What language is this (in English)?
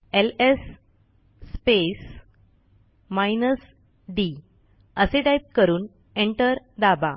Marathi